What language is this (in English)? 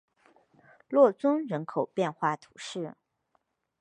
Chinese